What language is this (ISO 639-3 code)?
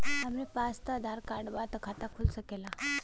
bho